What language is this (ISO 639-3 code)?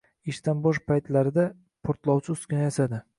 uzb